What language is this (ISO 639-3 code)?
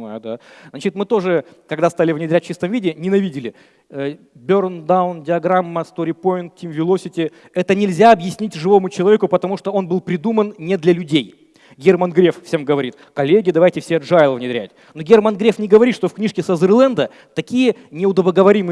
rus